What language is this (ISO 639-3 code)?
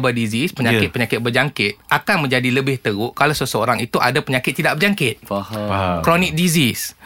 msa